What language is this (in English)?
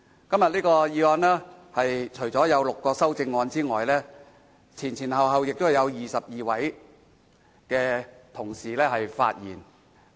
Cantonese